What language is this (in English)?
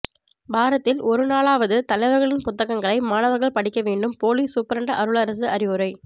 Tamil